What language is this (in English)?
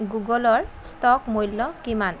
Assamese